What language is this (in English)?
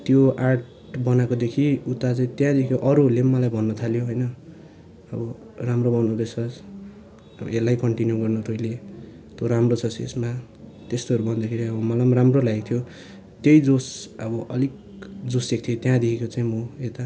Nepali